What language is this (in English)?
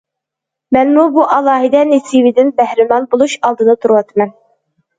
Uyghur